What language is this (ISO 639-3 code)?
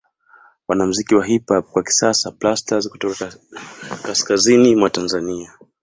swa